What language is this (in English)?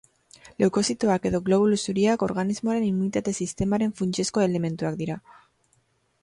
Basque